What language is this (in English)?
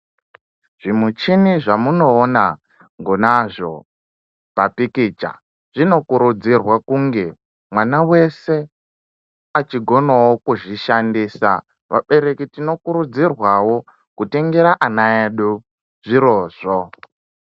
Ndau